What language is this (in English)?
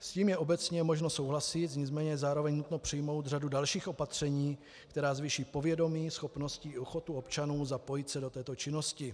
Czech